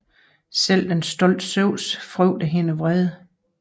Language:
Danish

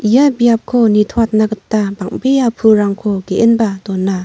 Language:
Garo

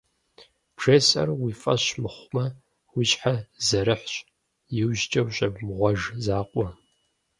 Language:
Kabardian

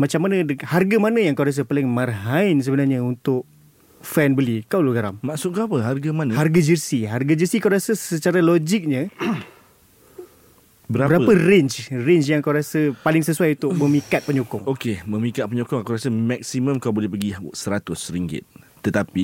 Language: Malay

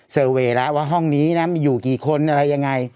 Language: Thai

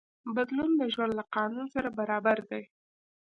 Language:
Pashto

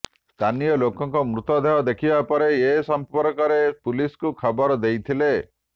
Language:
Odia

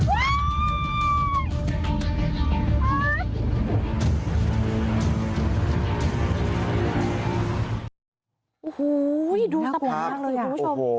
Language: Thai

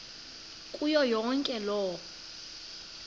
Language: Xhosa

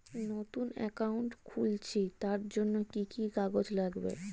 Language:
Bangla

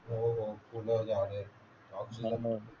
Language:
Marathi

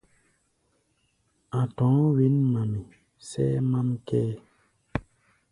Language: Gbaya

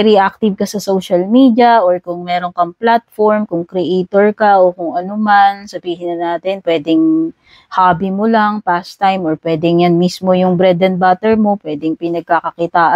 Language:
Filipino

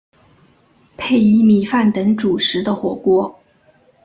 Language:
Chinese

